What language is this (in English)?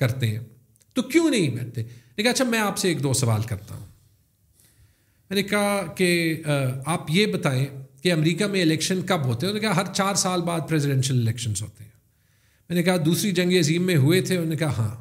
Urdu